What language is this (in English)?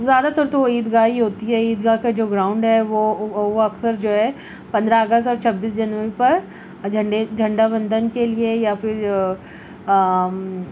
Urdu